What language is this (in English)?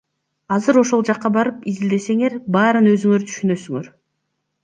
Kyrgyz